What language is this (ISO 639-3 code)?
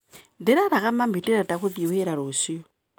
kik